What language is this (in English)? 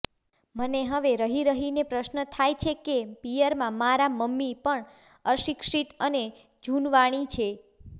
Gujarati